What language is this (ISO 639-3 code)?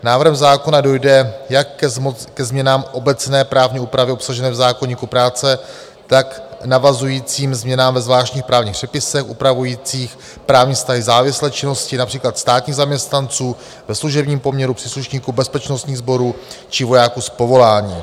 ces